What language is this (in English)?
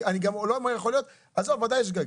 Hebrew